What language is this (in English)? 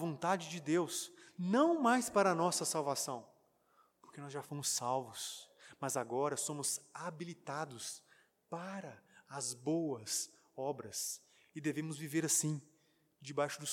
Portuguese